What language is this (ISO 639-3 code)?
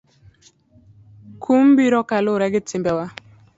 luo